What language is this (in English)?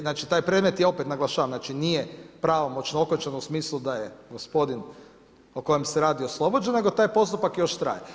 Croatian